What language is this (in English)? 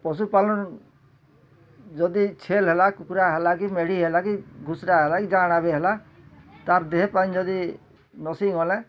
Odia